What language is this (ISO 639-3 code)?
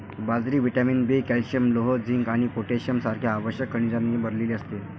mar